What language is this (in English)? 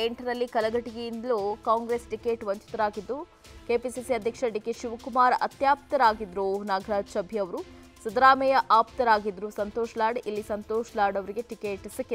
Hindi